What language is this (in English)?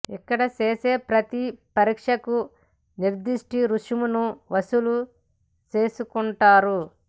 Telugu